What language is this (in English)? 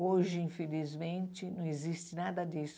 Portuguese